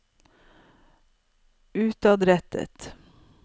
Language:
Norwegian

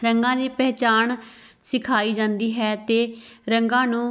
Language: Punjabi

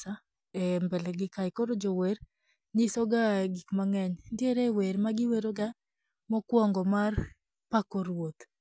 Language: Luo (Kenya and Tanzania)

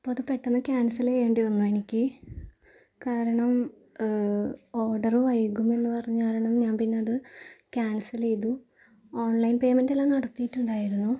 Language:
Malayalam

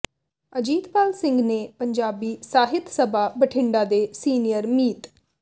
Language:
Punjabi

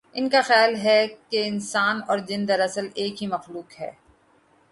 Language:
Urdu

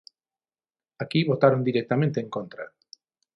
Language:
Galician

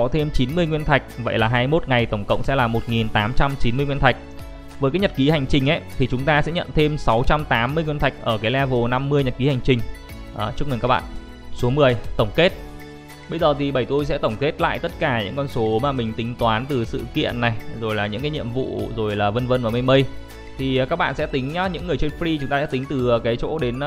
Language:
Vietnamese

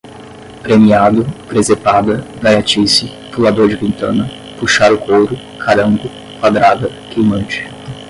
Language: Portuguese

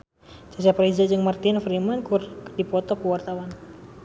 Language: Sundanese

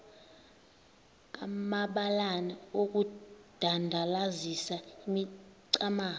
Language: Xhosa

